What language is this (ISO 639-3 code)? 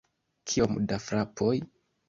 epo